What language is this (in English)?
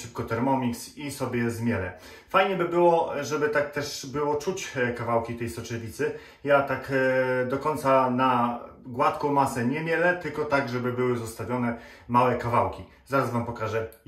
Polish